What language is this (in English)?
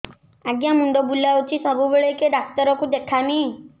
Odia